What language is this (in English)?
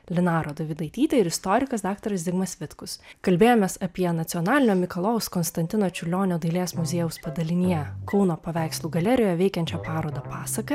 Lithuanian